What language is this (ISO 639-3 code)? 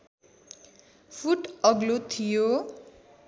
nep